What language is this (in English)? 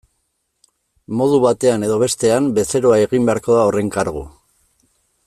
Basque